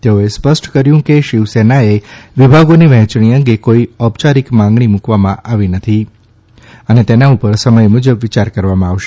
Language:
Gujarati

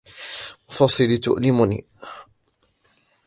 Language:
Arabic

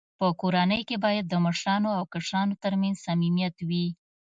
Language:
Pashto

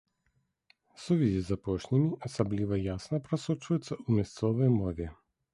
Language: Belarusian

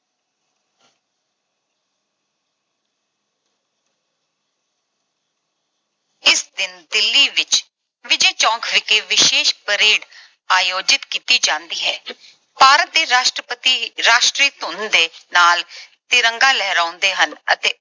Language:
Punjabi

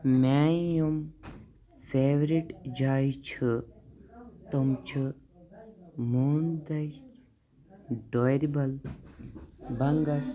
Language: Kashmiri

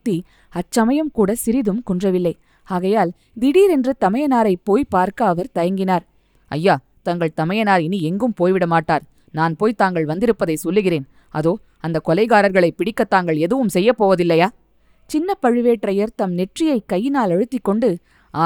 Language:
Tamil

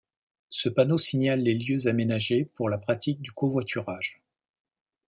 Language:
French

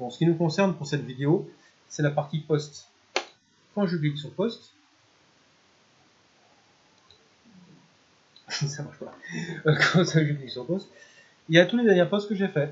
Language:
French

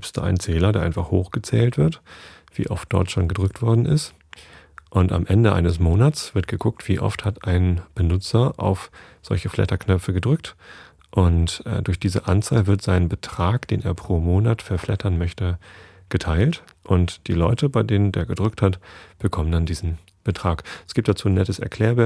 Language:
German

